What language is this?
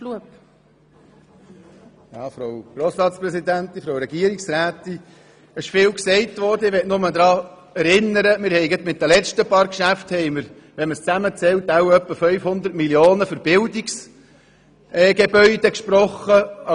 Swiss German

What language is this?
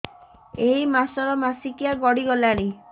Odia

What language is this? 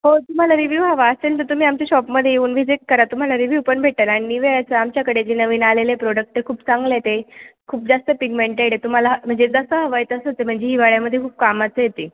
Marathi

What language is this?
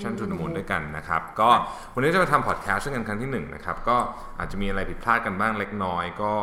Thai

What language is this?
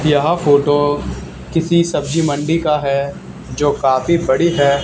Hindi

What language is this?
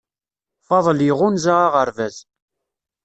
Kabyle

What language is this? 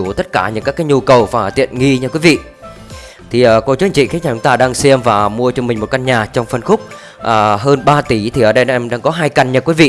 Vietnamese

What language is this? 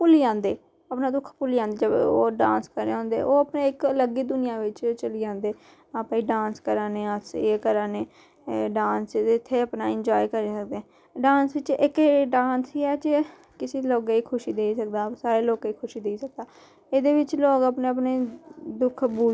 Dogri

